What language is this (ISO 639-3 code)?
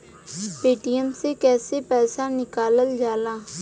bho